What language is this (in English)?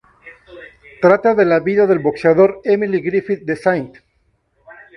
Spanish